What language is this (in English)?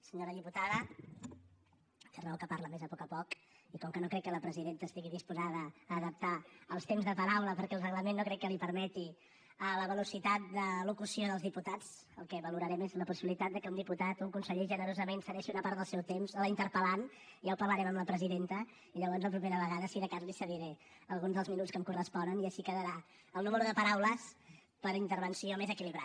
Catalan